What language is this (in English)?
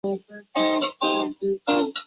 Chinese